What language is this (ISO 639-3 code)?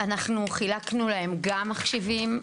heb